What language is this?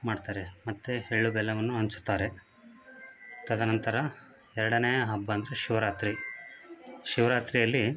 Kannada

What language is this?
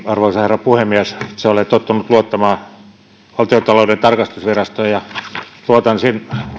Finnish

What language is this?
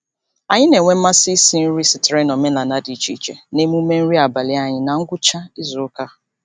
Igbo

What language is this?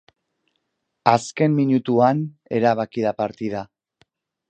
Basque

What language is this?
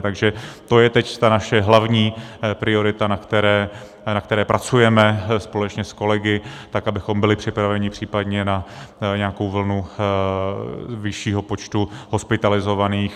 Czech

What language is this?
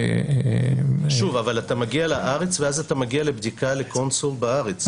Hebrew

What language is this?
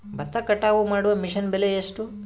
Kannada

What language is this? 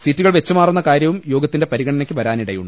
Malayalam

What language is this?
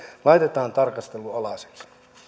Finnish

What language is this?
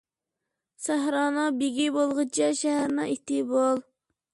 Uyghur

